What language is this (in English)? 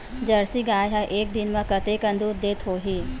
Chhattisgarhi